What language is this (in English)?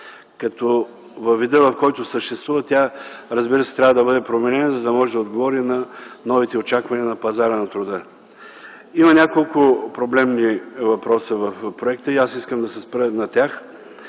Bulgarian